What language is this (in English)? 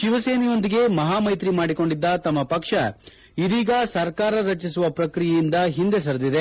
Kannada